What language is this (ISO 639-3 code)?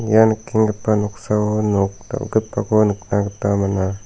grt